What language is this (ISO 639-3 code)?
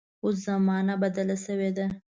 pus